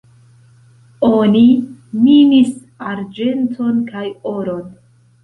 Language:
Esperanto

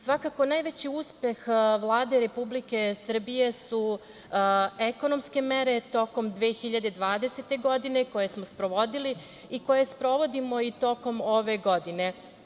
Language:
Serbian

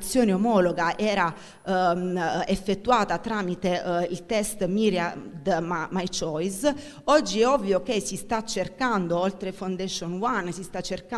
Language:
Italian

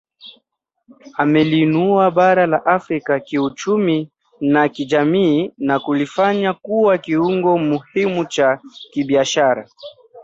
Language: Swahili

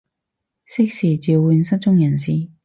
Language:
Cantonese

